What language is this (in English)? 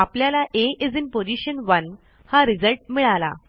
Marathi